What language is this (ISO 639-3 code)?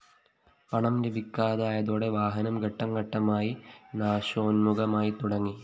mal